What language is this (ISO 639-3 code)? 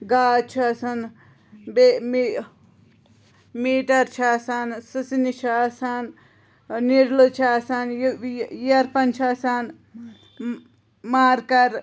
kas